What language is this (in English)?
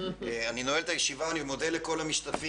Hebrew